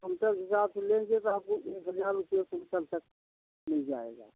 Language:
Hindi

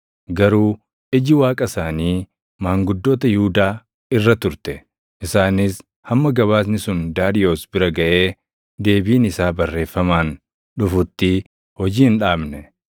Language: Oromo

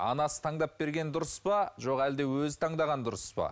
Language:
Kazakh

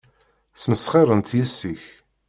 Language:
Kabyle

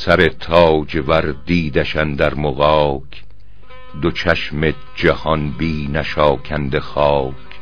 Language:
Persian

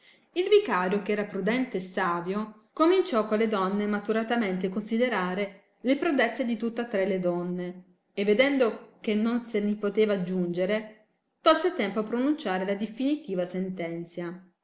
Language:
Italian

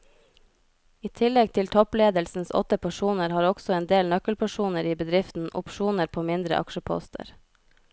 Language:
Norwegian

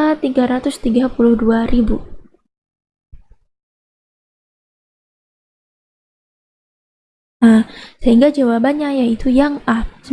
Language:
Indonesian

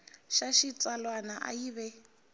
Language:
Tsonga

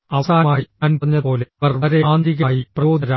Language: Malayalam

